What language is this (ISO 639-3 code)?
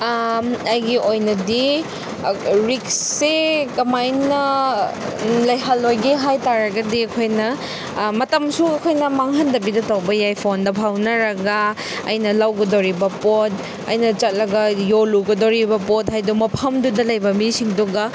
mni